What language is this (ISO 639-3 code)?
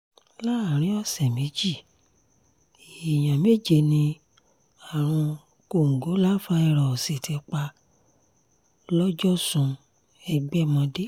yor